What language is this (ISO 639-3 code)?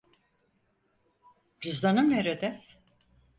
tur